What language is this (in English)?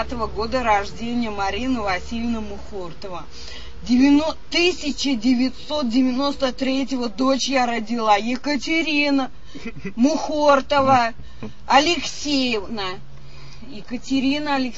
Russian